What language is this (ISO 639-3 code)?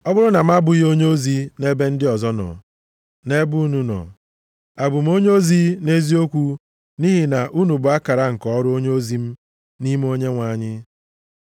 ibo